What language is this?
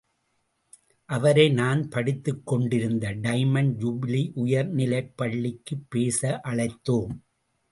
Tamil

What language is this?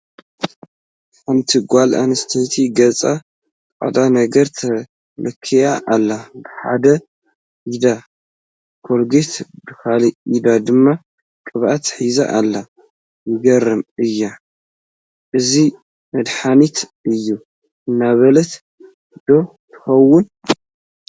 Tigrinya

